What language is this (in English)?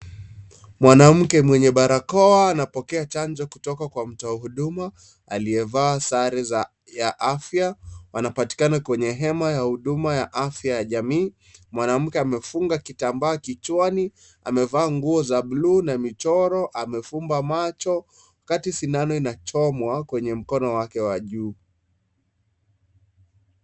Swahili